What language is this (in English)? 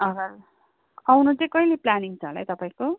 Nepali